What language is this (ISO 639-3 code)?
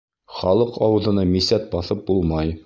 bak